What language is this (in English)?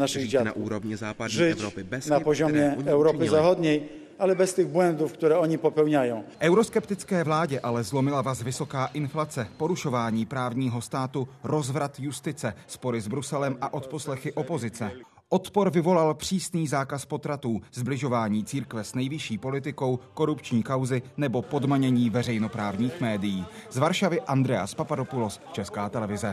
Czech